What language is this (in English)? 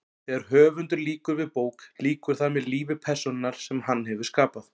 Icelandic